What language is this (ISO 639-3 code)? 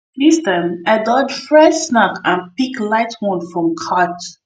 pcm